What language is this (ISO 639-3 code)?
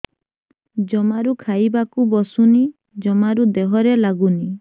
ori